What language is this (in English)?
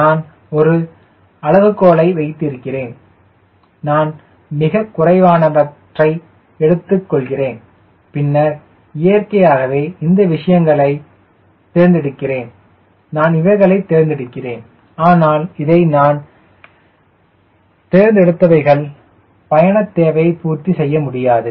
Tamil